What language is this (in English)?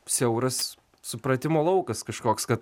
Lithuanian